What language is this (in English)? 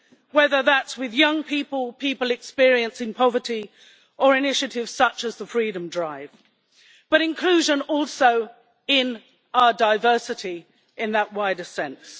English